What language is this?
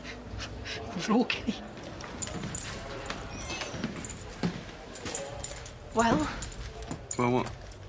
Welsh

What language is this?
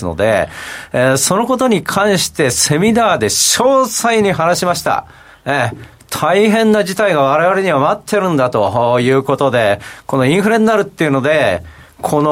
Japanese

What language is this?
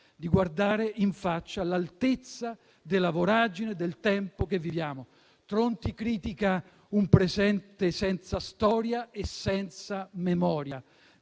Italian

